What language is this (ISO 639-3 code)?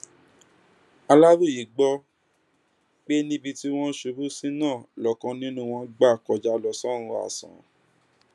yor